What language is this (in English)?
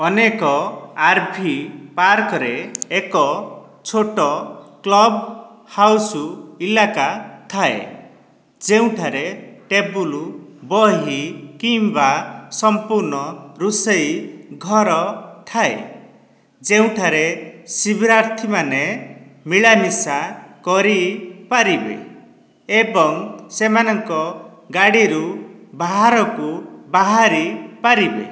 Odia